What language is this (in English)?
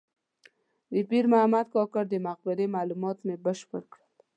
Pashto